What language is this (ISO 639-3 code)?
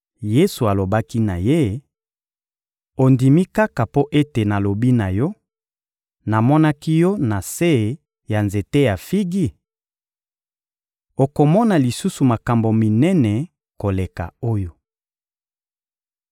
lin